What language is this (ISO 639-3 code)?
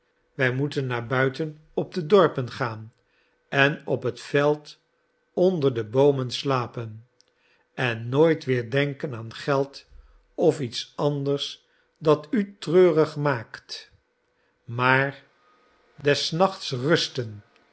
nld